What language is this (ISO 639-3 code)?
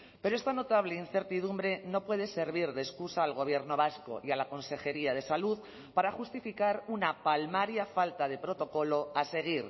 spa